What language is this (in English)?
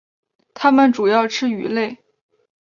Chinese